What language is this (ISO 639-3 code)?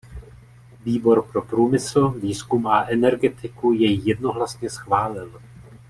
ces